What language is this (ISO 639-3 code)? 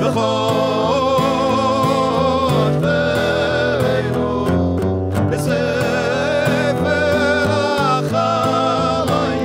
heb